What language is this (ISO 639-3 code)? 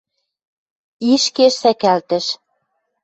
mrj